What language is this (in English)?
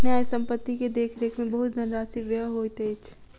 Maithili